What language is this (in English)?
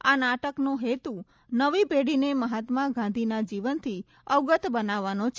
Gujarati